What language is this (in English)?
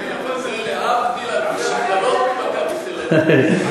Hebrew